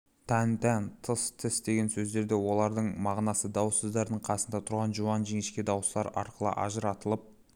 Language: Kazakh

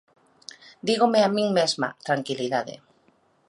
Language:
Galician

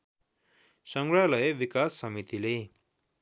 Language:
Nepali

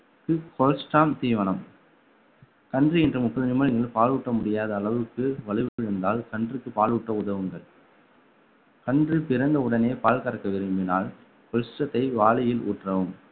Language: Tamil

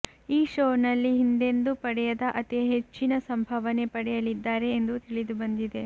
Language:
Kannada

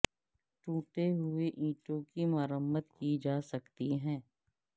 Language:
Urdu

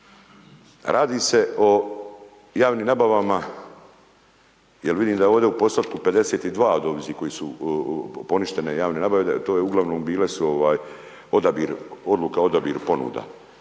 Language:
Croatian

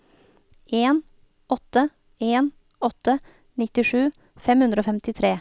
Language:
Norwegian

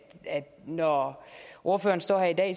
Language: Danish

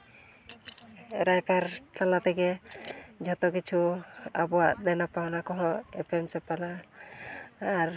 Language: Santali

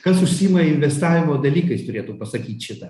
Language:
Lithuanian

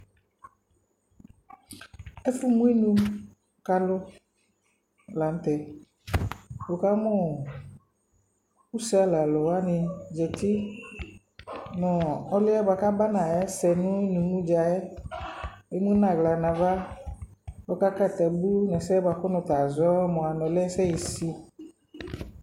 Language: Ikposo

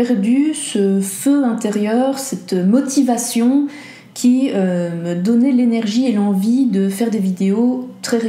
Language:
French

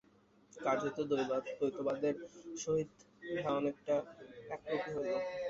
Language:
Bangla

